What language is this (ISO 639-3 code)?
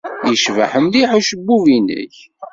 kab